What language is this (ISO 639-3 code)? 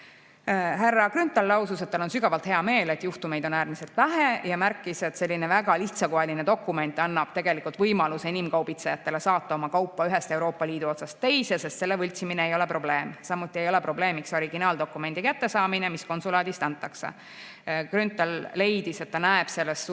est